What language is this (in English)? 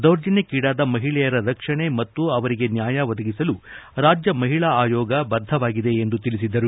Kannada